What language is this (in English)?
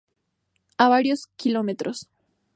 Spanish